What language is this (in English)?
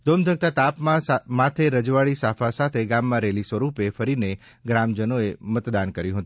Gujarati